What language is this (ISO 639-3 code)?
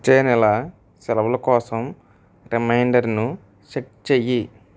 tel